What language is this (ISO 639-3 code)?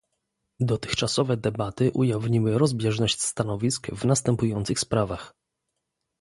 pol